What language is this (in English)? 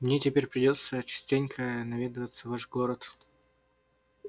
Russian